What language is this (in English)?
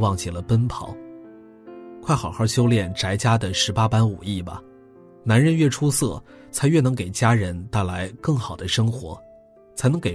Chinese